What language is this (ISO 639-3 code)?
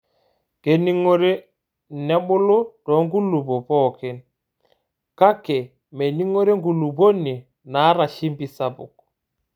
mas